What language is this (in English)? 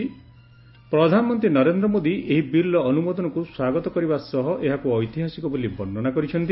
Odia